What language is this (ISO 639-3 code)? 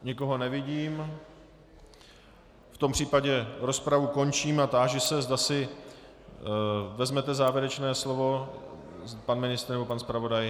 ces